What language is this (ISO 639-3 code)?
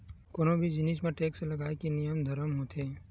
hne